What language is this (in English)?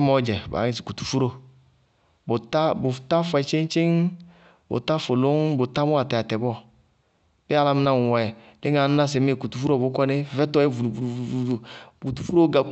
Bago-Kusuntu